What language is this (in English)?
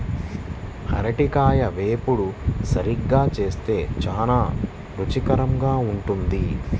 Telugu